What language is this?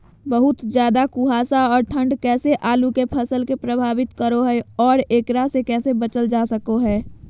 Magahi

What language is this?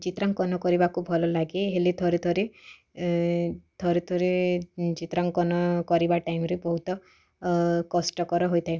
Odia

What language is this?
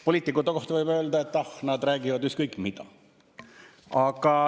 Estonian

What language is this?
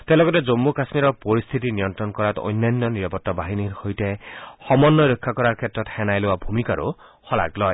Assamese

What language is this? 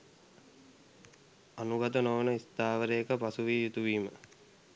Sinhala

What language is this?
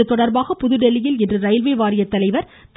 Tamil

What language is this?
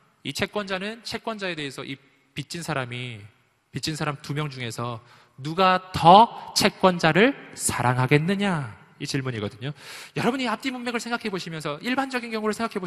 Korean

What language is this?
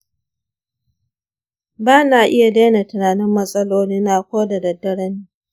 Hausa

